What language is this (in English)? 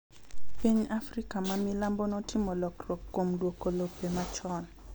Luo (Kenya and Tanzania)